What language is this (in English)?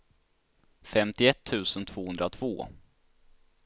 Swedish